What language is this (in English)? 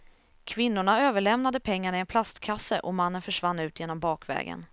Swedish